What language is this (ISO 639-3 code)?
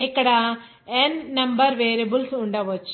tel